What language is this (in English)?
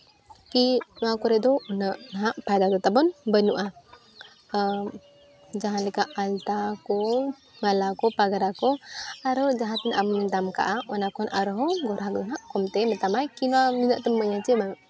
Santali